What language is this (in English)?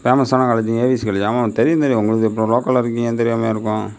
Tamil